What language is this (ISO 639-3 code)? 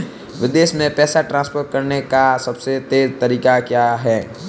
hin